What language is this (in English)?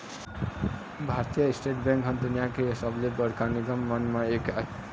Chhattisgarhi